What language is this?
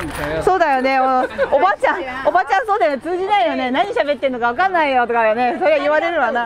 Japanese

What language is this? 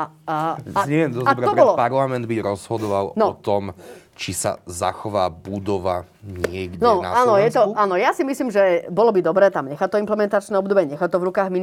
Slovak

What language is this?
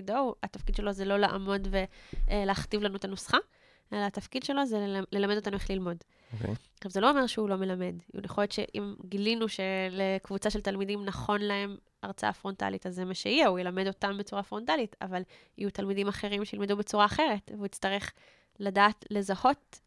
Hebrew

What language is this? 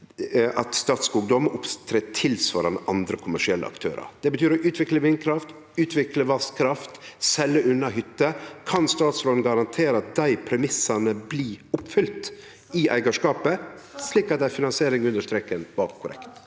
Norwegian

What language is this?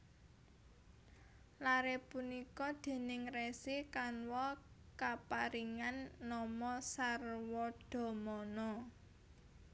Javanese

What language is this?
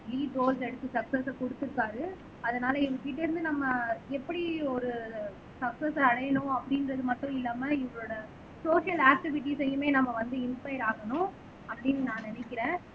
Tamil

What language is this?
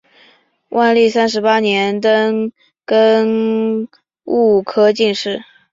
Chinese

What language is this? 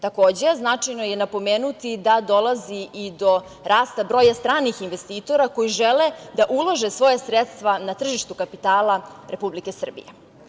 Serbian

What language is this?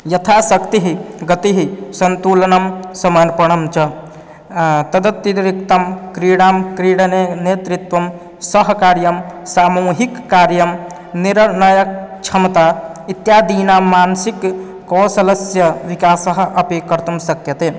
Sanskrit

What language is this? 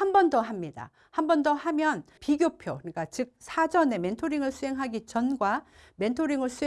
Korean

